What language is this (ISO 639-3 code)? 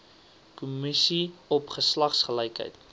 afr